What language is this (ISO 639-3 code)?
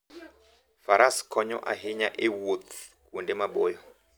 luo